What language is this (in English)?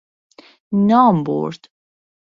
Persian